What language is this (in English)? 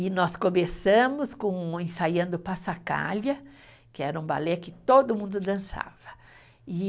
Portuguese